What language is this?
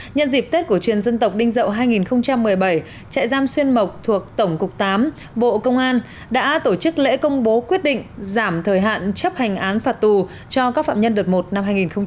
Vietnamese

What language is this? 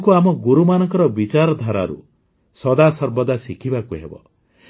Odia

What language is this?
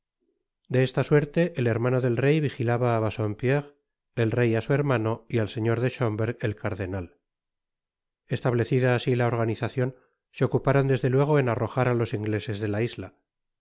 Spanish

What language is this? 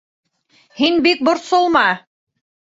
Bashkir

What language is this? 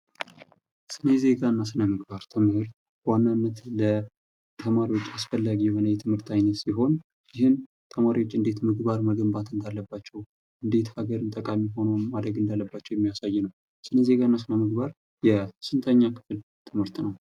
Amharic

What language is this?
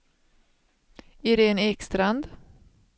Swedish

